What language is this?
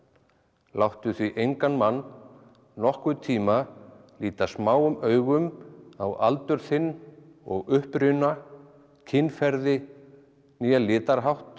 Icelandic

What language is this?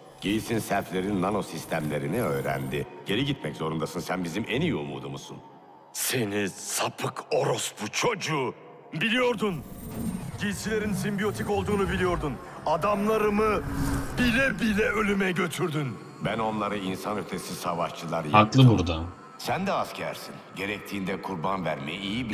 Turkish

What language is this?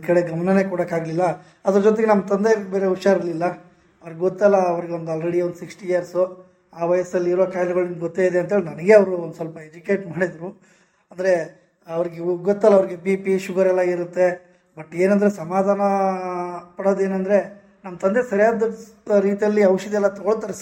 Kannada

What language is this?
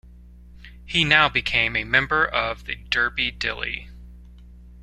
English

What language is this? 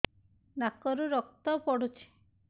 Odia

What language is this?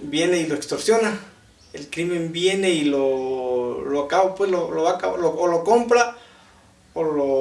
Spanish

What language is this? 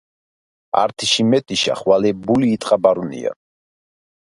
Georgian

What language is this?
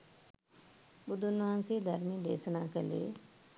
Sinhala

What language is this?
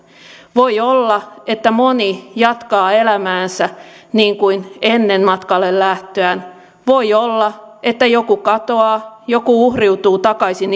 Finnish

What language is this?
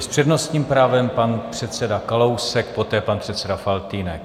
Czech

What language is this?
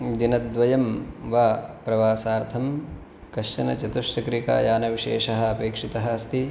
Sanskrit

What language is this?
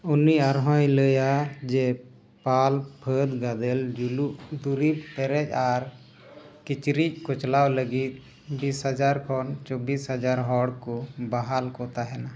Santali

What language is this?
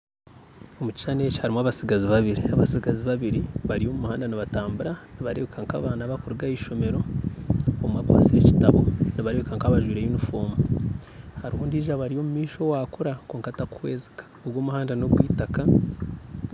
Nyankole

